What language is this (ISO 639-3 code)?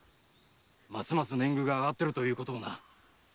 jpn